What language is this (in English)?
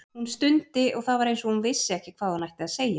Icelandic